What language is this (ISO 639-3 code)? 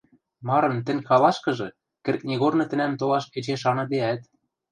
mrj